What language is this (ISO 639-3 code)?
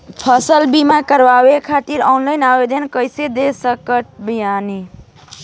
bho